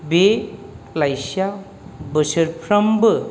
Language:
Bodo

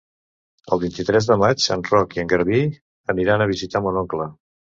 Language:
Catalan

